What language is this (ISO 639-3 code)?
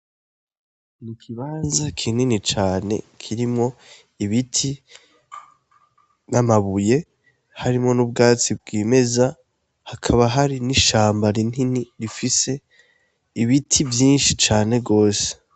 run